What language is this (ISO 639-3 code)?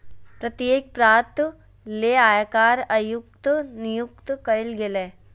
mag